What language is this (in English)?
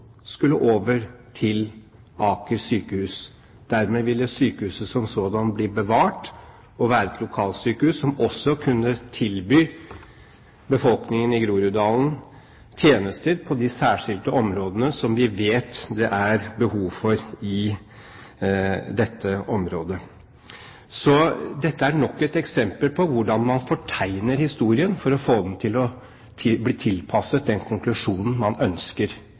Norwegian Bokmål